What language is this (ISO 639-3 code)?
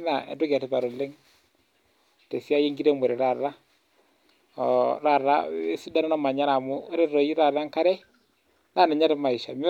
mas